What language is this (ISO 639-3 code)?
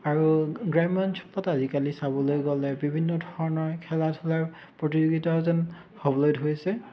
asm